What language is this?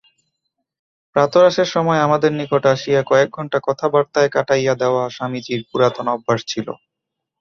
Bangla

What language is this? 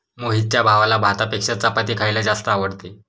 Marathi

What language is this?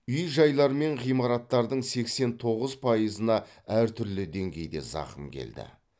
Kazakh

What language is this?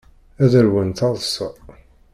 Kabyle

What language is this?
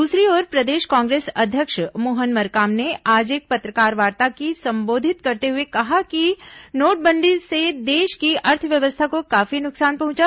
Hindi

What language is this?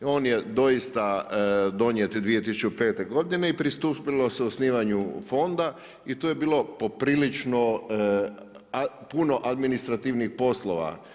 Croatian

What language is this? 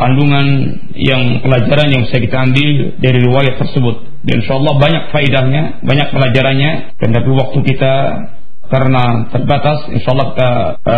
Malay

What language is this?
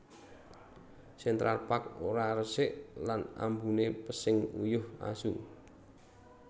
Javanese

